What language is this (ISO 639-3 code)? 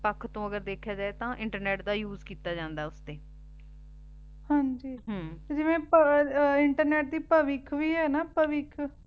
pan